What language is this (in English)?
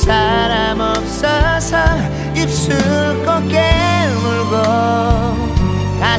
Korean